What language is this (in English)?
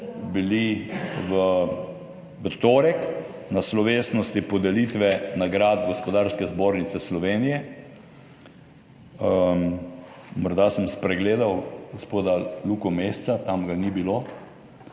Slovenian